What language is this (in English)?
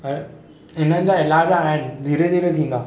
Sindhi